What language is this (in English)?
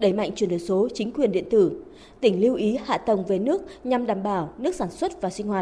Vietnamese